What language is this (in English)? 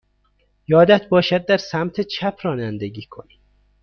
Persian